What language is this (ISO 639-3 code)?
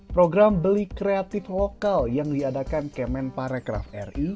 ind